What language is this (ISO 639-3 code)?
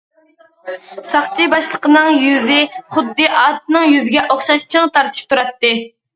uig